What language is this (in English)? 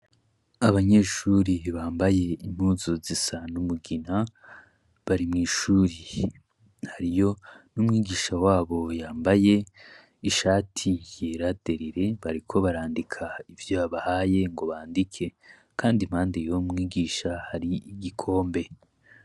Rundi